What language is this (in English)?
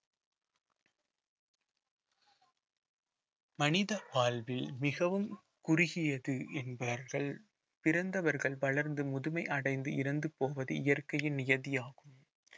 Tamil